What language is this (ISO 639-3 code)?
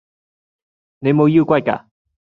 yue